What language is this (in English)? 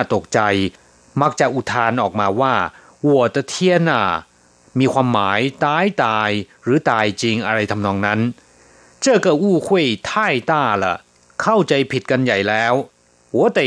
Thai